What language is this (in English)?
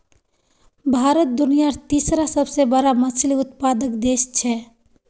Magahi